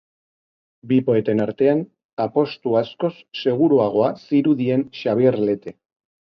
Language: Basque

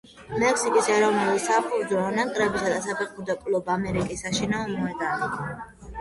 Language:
Georgian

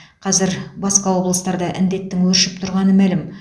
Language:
Kazakh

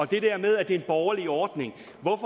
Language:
Danish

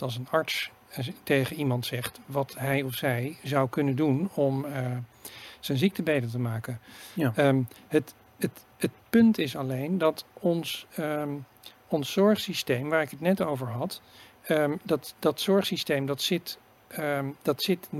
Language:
Dutch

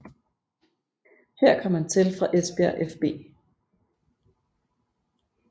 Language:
Danish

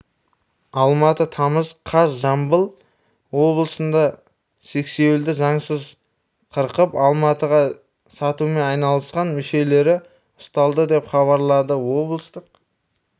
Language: Kazakh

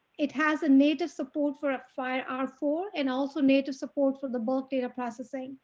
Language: English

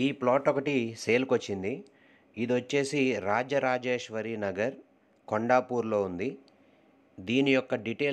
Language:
Hindi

